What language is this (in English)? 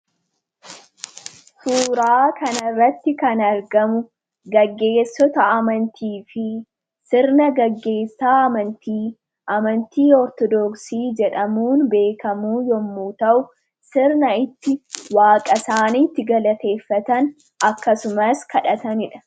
Oromo